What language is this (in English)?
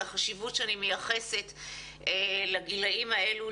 Hebrew